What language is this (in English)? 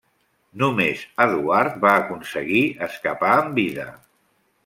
Catalan